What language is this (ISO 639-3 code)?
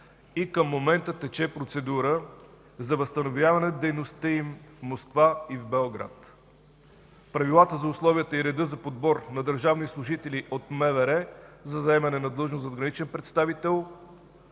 bul